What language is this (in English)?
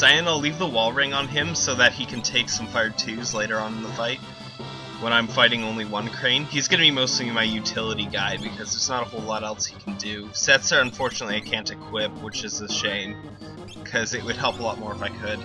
English